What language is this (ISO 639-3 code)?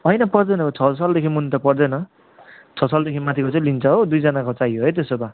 nep